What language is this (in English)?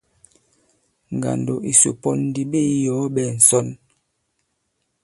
Bankon